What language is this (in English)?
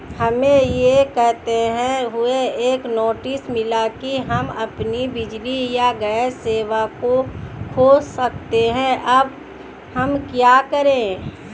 Hindi